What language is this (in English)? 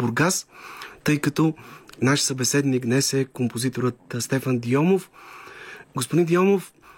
Bulgarian